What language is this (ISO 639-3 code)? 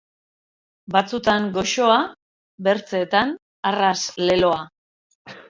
eus